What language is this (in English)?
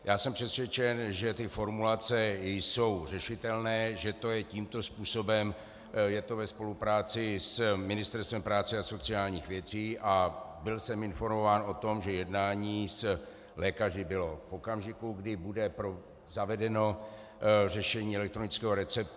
Czech